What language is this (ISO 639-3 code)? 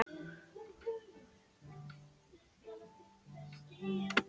isl